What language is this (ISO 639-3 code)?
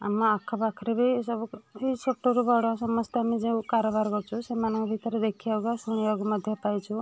ori